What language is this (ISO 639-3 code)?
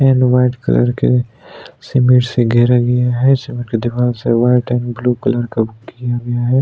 hin